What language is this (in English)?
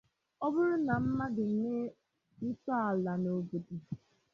Igbo